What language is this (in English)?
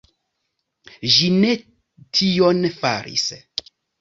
Esperanto